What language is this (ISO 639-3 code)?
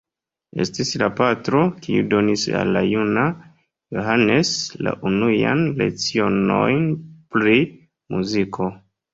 epo